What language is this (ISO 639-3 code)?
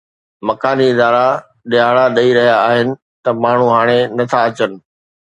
snd